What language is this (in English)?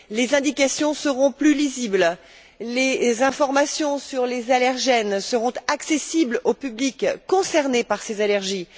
French